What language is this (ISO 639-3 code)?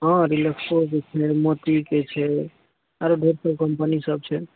mai